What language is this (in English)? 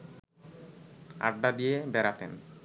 Bangla